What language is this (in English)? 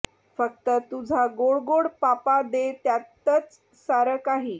Marathi